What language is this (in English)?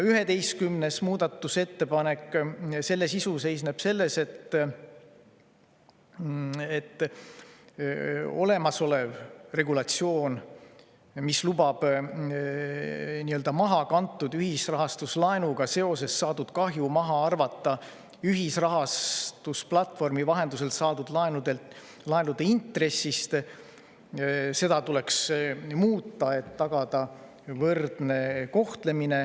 Estonian